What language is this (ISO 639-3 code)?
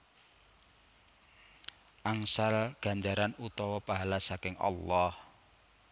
jav